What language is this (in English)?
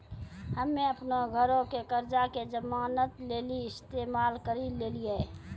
Maithili